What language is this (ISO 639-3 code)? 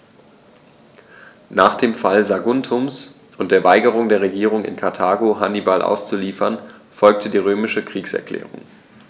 deu